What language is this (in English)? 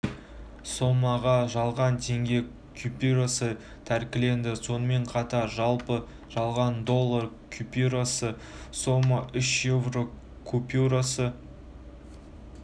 Kazakh